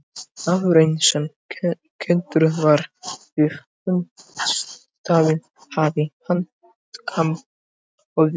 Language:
Icelandic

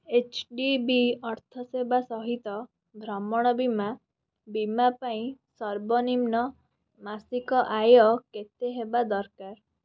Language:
Odia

